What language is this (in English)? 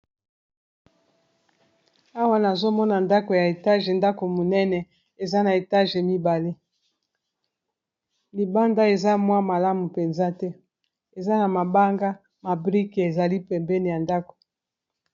Lingala